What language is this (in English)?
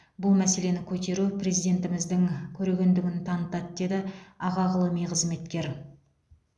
Kazakh